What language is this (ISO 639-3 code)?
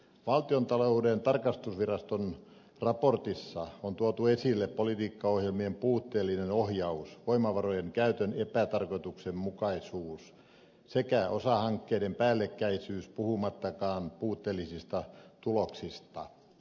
fin